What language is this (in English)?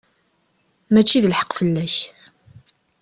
Kabyle